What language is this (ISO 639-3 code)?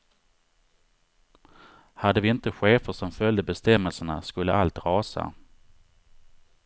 swe